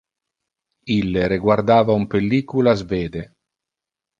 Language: Interlingua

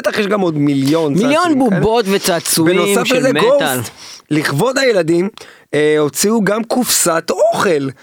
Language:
Hebrew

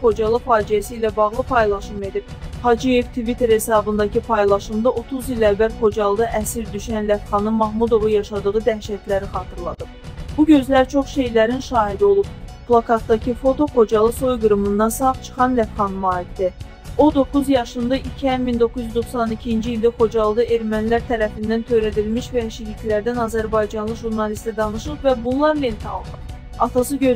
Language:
Turkish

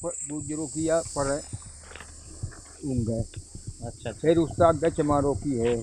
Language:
Hindi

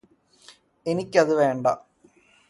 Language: Malayalam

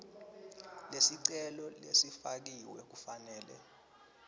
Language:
Swati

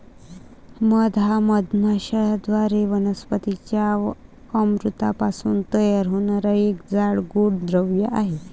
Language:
Marathi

